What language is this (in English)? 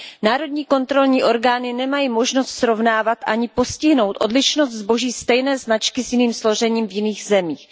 Czech